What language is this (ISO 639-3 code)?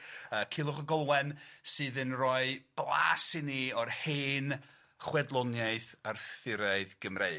cym